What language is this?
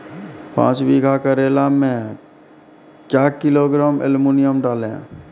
Maithili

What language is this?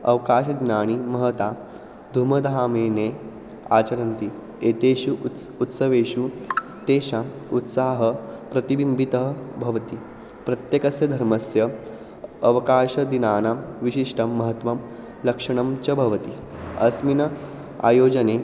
Sanskrit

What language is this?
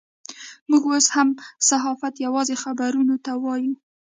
Pashto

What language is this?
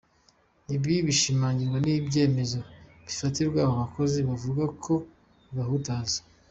Kinyarwanda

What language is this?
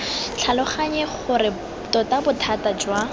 Tswana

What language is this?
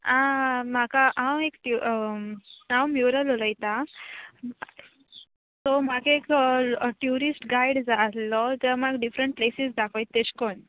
Konkani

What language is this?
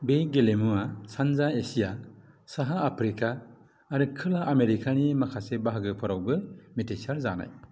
Bodo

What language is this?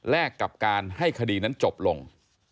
Thai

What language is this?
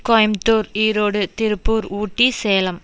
Tamil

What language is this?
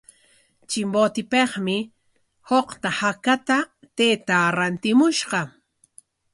Corongo Ancash Quechua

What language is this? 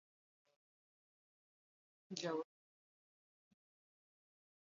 Hausa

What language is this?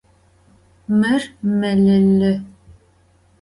Adyghe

